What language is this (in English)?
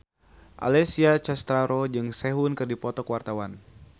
Sundanese